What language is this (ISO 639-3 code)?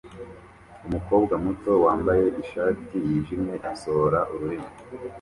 kin